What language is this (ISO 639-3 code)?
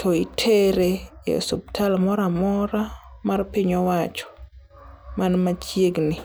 luo